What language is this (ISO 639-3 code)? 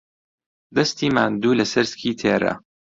ckb